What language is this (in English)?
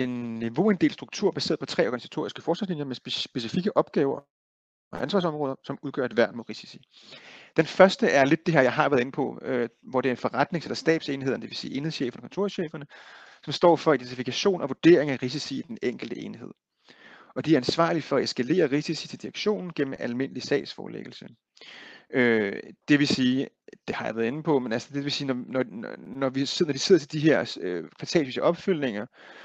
Danish